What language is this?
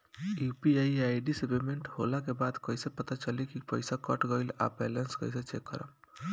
Bhojpuri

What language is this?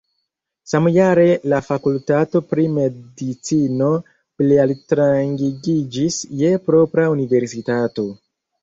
Esperanto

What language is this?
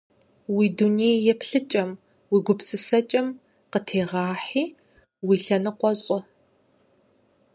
Kabardian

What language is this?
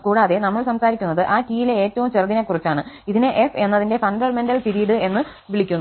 Malayalam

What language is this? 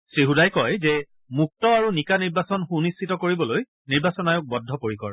Assamese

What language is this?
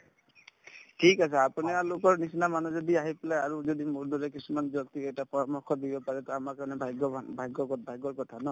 Assamese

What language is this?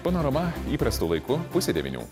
Lithuanian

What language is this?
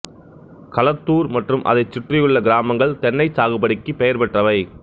Tamil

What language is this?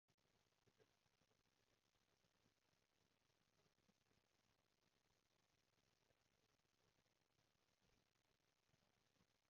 Cantonese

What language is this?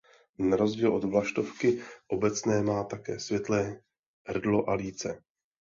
Czech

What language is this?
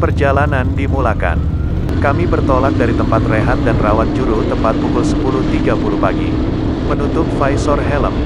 Indonesian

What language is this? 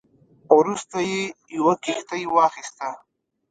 Pashto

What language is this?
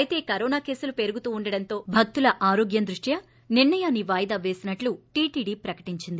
Telugu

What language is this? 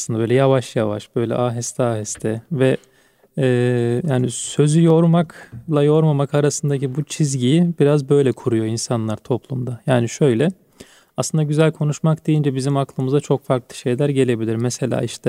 Turkish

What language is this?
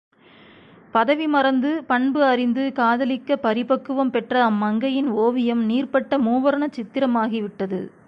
Tamil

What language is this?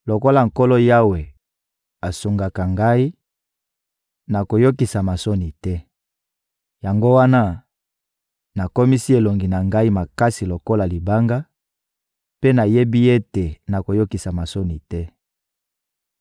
Lingala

